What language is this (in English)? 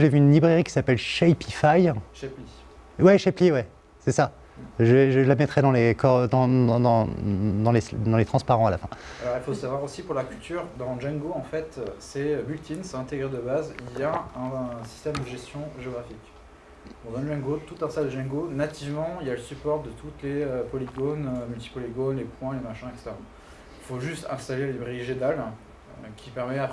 French